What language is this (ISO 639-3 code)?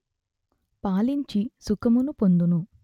tel